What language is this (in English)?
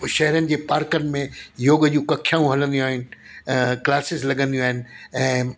Sindhi